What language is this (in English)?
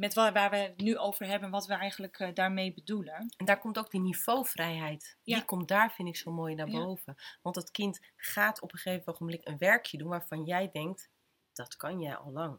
Dutch